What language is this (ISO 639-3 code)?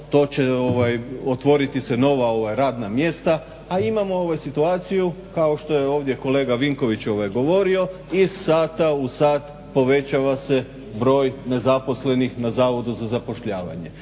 hrv